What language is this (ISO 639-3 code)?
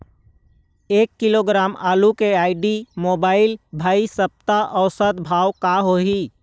hne